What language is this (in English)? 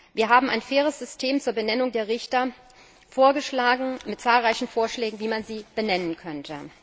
German